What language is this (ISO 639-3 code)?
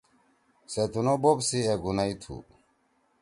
trw